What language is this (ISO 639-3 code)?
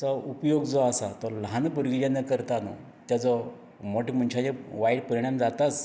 kok